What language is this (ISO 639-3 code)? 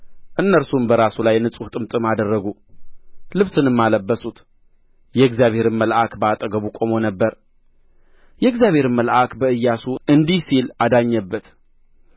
amh